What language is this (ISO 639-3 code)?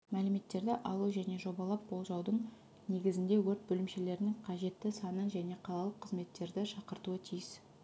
kaz